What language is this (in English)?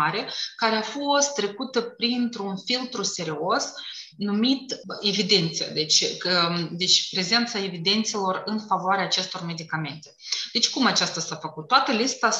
Romanian